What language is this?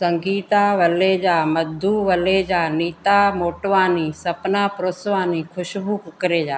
Sindhi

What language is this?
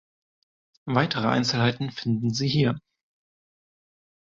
German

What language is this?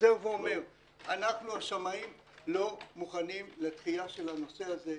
Hebrew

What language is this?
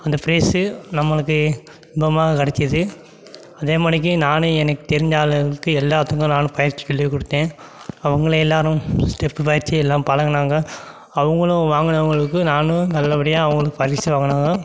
Tamil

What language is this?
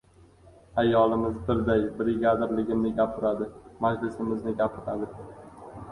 Uzbek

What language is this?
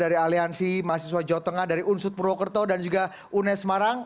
Indonesian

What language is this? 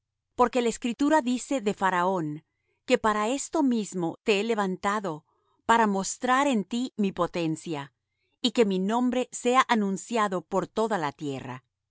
Spanish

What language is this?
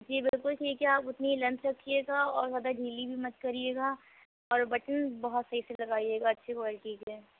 Urdu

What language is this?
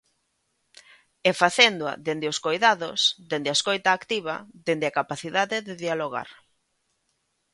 Galician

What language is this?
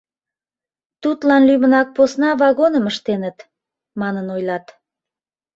Mari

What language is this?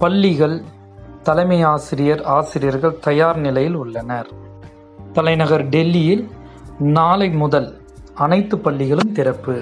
Tamil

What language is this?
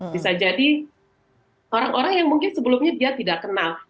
Indonesian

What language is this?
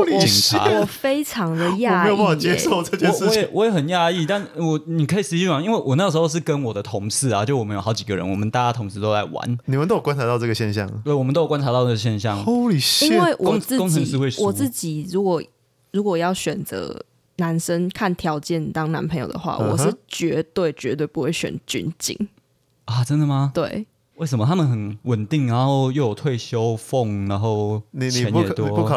Chinese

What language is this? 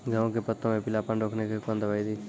Maithili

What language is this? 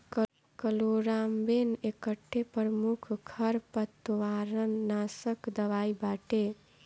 Bhojpuri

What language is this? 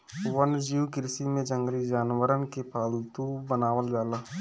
Bhojpuri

